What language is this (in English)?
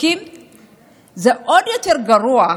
Hebrew